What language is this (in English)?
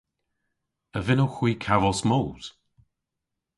Cornish